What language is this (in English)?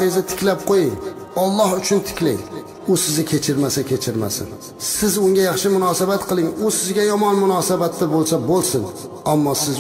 Turkish